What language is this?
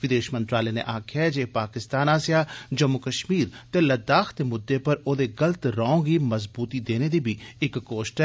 Dogri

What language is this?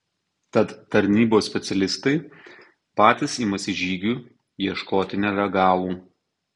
Lithuanian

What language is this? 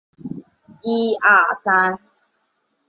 Chinese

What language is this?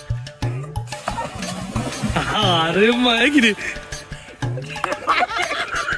Arabic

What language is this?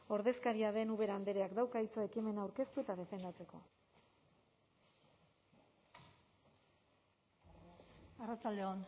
Basque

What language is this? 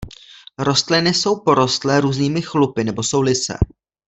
Czech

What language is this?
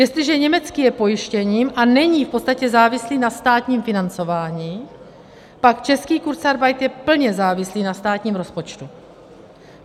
Czech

